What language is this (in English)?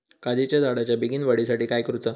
Marathi